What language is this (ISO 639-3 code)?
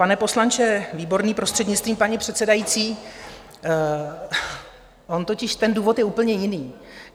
ces